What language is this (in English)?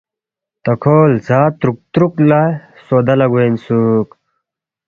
Balti